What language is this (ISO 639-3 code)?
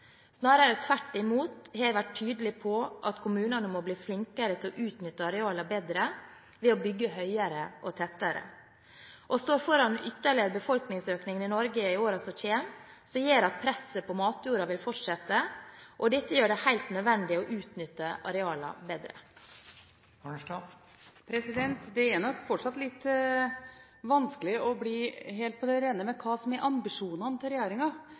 nob